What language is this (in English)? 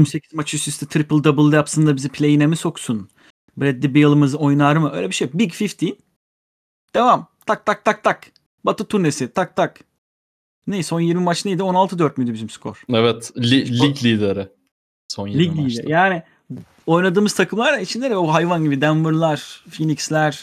Turkish